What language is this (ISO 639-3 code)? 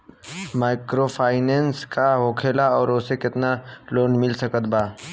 bho